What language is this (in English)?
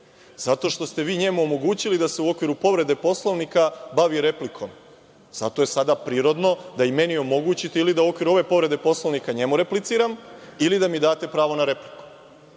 Serbian